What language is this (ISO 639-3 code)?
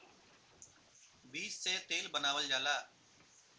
bho